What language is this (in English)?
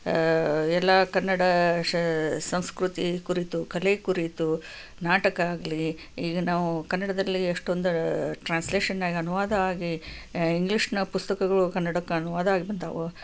Kannada